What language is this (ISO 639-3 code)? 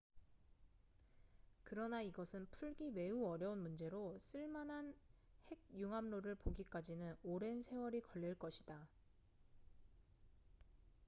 kor